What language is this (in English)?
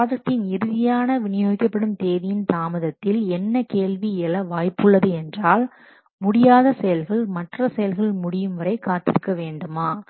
Tamil